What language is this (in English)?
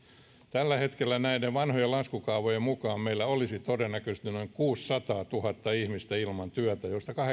Finnish